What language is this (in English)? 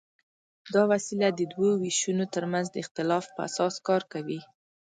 Pashto